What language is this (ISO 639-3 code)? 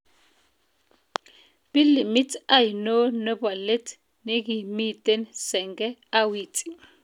kln